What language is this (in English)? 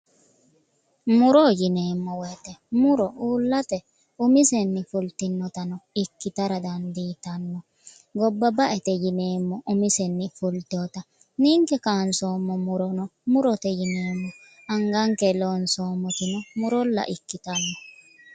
Sidamo